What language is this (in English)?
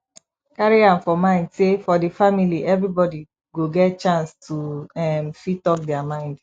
Nigerian Pidgin